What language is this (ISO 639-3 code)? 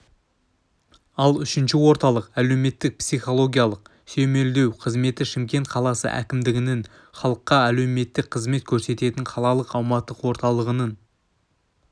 kaz